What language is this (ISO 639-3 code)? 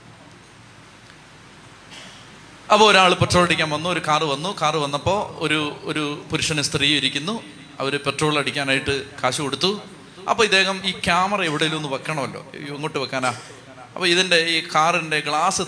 mal